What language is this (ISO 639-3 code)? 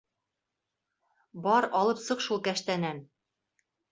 bak